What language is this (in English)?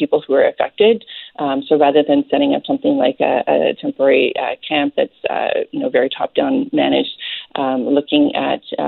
English